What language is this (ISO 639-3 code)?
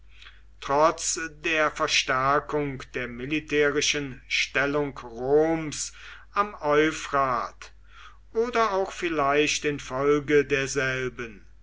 deu